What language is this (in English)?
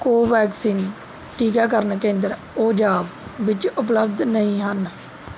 Punjabi